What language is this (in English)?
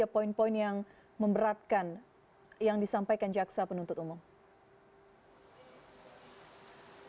Indonesian